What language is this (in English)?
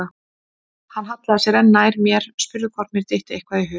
Icelandic